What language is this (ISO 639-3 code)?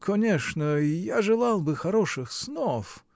rus